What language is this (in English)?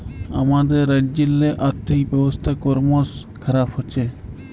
Bangla